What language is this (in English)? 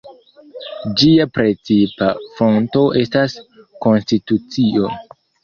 Esperanto